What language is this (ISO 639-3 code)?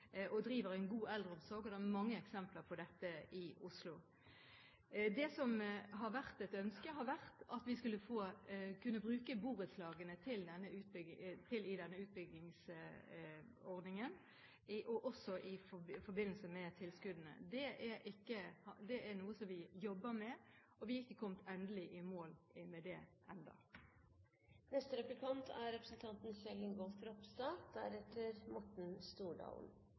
nor